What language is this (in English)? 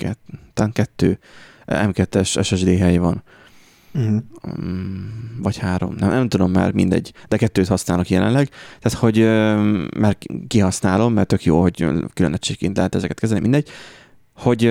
Hungarian